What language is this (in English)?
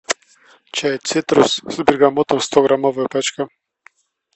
Russian